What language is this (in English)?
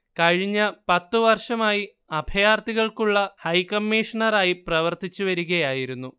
Malayalam